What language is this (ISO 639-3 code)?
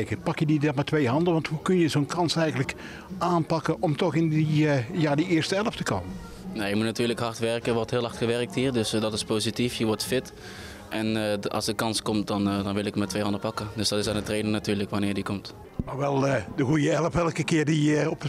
nld